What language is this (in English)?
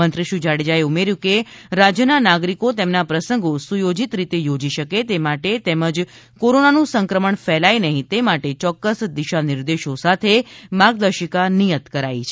Gujarati